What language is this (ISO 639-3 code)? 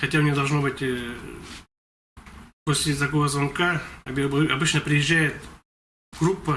rus